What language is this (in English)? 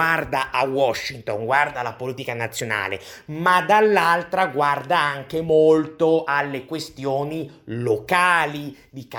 Italian